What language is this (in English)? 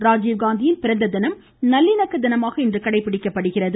Tamil